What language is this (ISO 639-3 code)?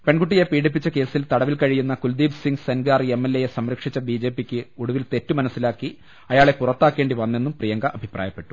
mal